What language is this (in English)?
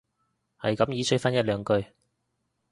Cantonese